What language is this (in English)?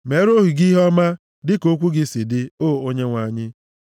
Igbo